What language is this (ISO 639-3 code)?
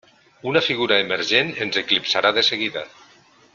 cat